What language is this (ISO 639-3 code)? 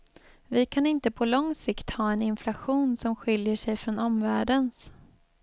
swe